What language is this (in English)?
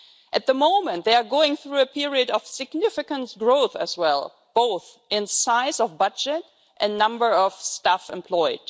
English